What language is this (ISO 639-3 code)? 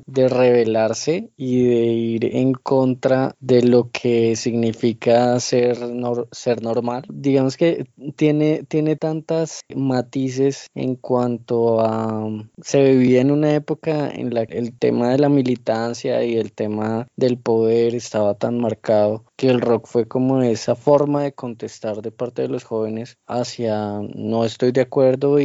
spa